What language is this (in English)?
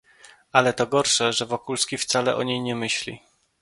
Polish